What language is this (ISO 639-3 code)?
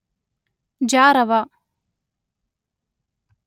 kan